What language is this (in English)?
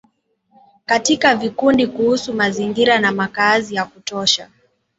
Swahili